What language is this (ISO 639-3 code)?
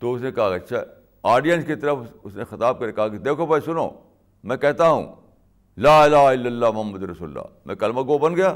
urd